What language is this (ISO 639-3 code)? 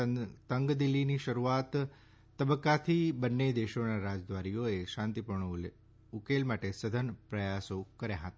guj